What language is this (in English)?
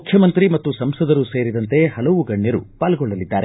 Kannada